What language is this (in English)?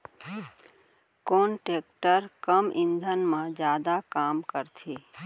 Chhattisgarhi